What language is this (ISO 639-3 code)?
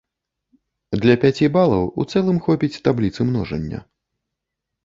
bel